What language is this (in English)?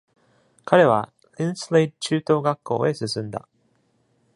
Japanese